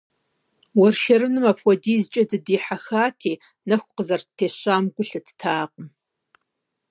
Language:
Kabardian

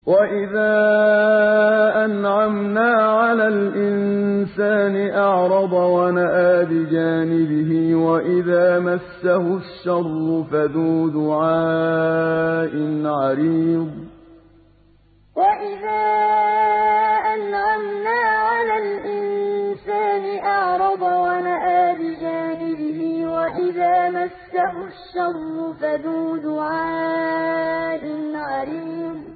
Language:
Arabic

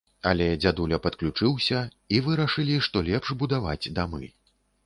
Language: Belarusian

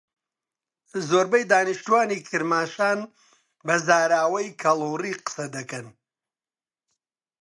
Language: Central Kurdish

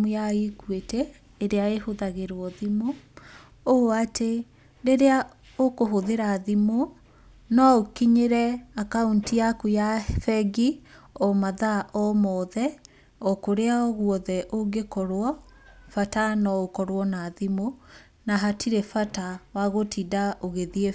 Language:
Kikuyu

